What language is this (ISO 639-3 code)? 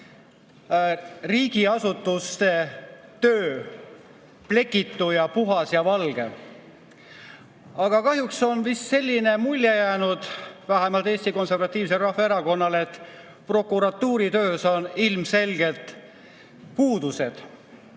est